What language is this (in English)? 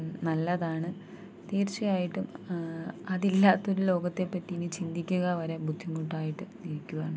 Malayalam